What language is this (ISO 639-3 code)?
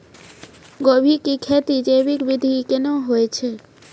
mai